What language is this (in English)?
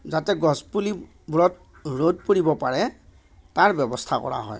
Assamese